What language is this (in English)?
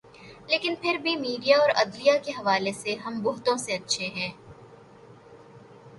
Urdu